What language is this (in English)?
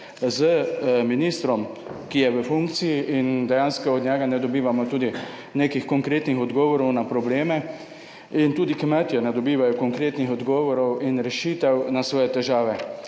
Slovenian